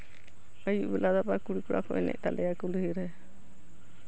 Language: Santali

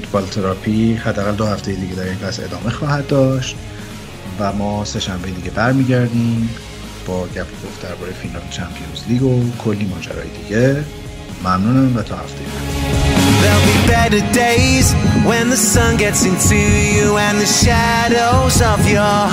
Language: Persian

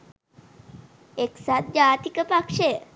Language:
Sinhala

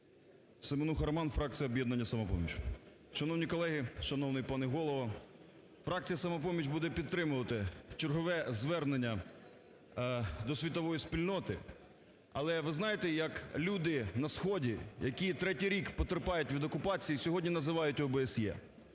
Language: Ukrainian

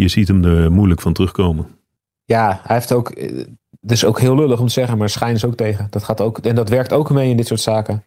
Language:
Dutch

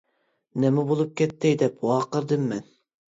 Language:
Uyghur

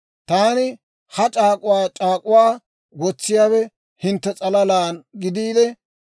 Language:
Dawro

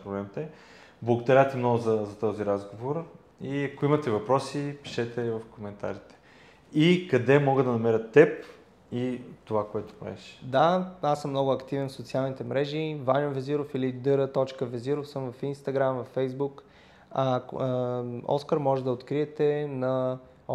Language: Bulgarian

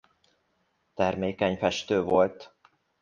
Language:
Hungarian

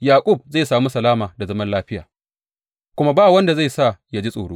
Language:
Hausa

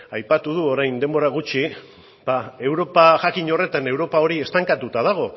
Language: Basque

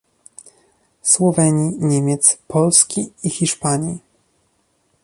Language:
Polish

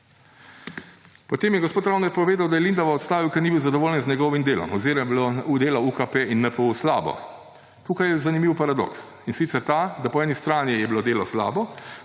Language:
Slovenian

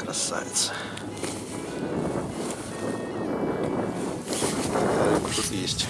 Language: Russian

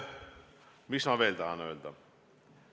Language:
Estonian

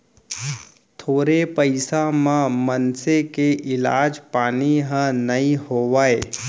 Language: Chhattisgarhi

